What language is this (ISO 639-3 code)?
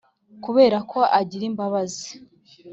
kin